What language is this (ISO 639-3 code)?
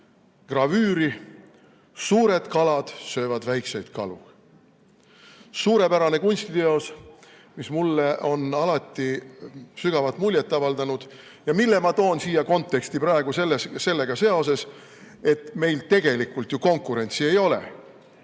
est